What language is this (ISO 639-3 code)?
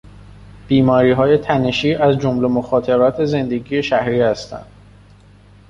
fas